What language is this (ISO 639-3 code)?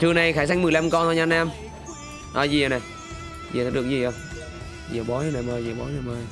vie